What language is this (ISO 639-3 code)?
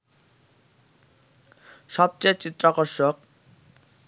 ben